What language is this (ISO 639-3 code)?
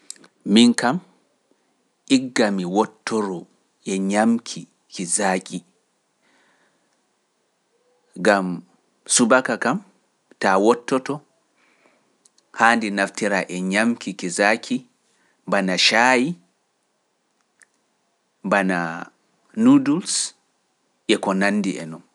fuf